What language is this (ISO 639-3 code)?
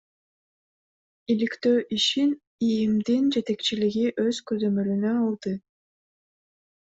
kir